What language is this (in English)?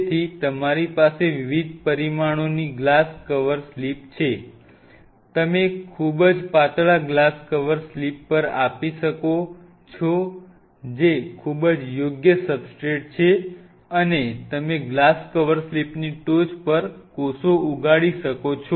Gujarati